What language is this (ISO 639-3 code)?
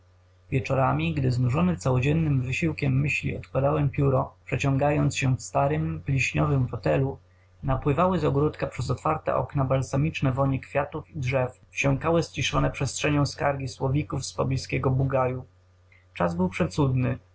pol